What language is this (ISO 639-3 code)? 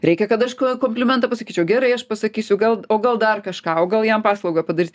lit